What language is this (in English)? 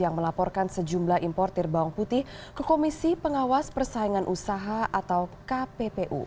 Indonesian